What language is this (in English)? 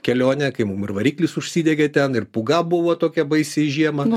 Lithuanian